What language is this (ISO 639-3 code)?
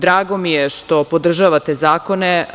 srp